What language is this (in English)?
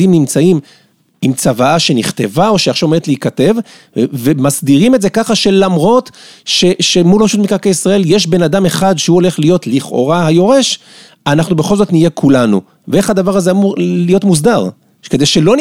Hebrew